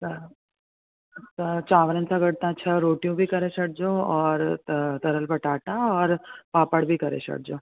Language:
Sindhi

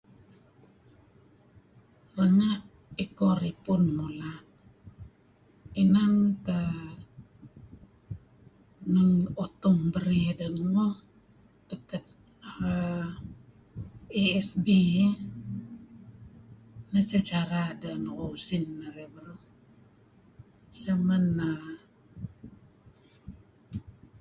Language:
Kelabit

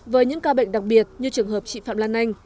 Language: Vietnamese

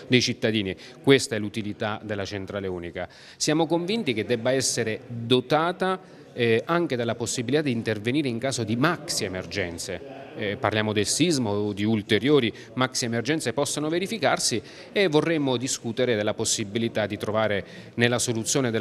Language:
Italian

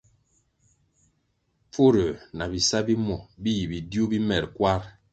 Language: Kwasio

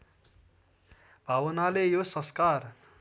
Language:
Nepali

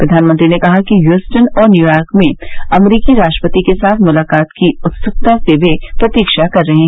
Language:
Hindi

